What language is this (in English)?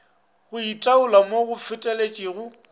Northern Sotho